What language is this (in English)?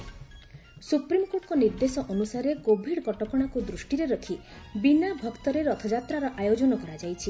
Odia